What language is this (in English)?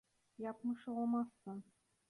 Turkish